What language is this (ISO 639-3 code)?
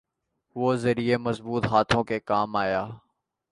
urd